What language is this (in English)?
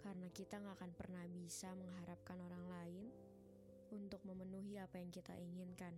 Indonesian